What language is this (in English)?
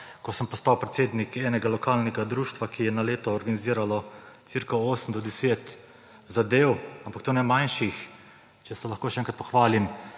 Slovenian